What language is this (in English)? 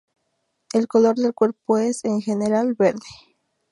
Spanish